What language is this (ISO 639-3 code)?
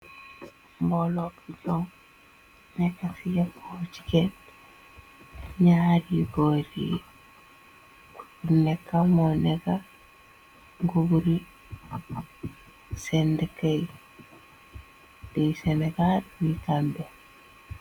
wol